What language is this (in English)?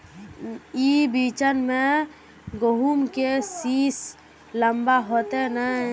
Magahi